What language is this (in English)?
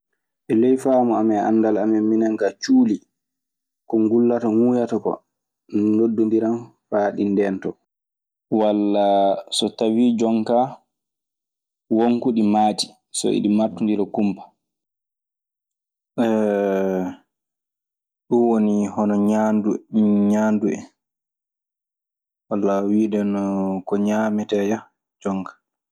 Maasina Fulfulde